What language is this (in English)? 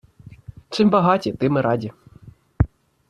Ukrainian